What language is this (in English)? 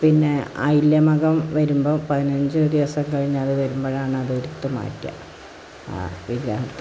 Malayalam